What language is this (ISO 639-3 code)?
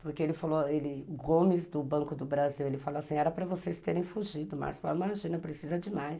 por